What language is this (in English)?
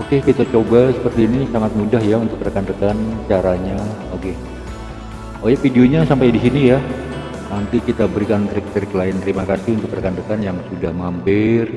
Indonesian